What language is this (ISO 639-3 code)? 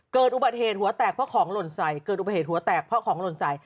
tha